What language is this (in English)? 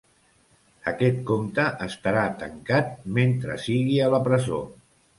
Catalan